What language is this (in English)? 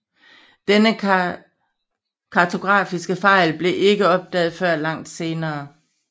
Danish